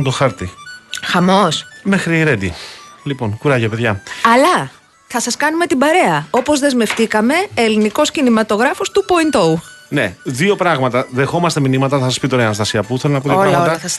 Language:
Greek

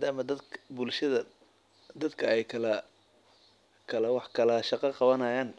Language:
Somali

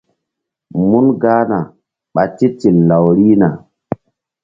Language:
Mbum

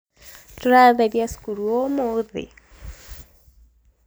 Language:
Kikuyu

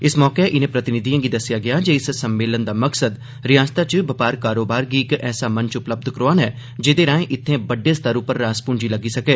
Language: Dogri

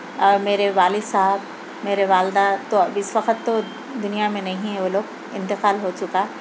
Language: Urdu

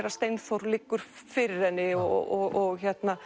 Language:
Icelandic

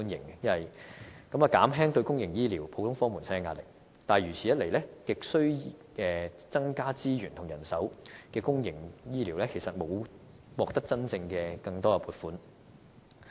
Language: Cantonese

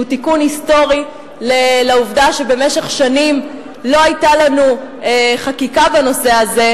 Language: Hebrew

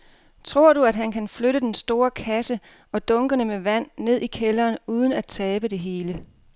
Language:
Danish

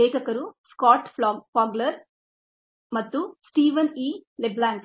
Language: Kannada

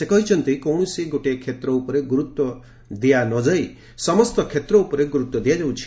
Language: Odia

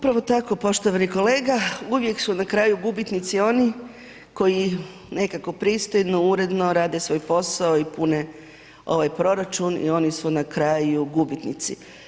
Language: Croatian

